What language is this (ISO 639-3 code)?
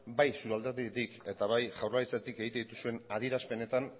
eus